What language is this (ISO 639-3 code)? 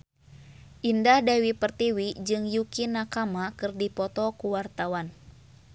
sun